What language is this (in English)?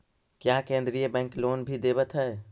Magahi